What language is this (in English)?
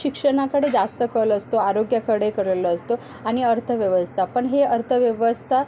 Marathi